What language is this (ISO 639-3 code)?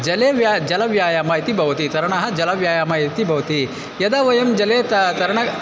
san